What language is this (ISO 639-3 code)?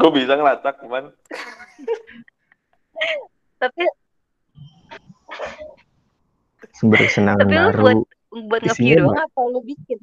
ind